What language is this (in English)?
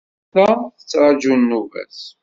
Kabyle